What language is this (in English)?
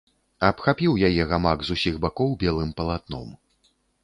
Belarusian